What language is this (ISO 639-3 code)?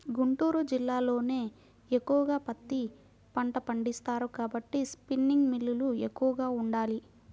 tel